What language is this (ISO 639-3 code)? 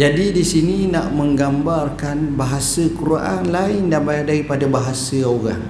msa